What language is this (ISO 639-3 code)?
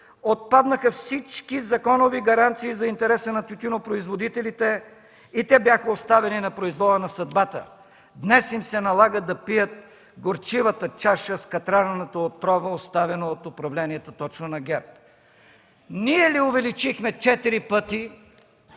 bul